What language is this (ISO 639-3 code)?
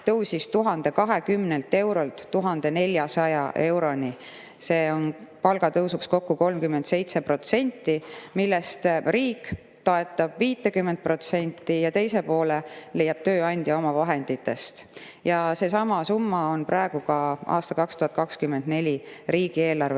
est